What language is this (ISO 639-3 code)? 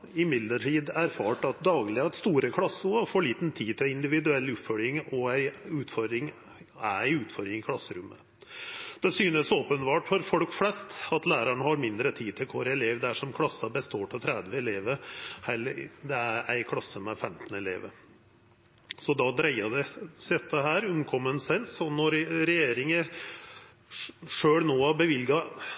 nno